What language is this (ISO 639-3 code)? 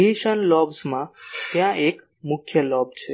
guj